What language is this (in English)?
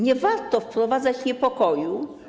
Polish